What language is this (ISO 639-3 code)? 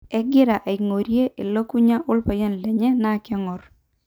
mas